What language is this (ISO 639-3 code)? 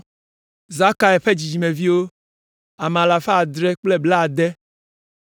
ewe